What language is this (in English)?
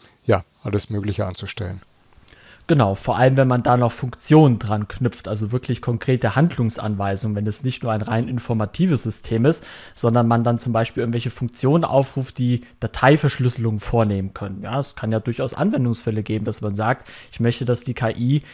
German